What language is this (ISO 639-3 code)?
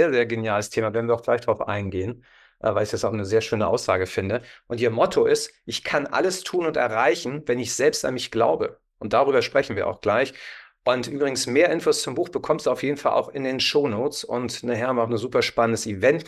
deu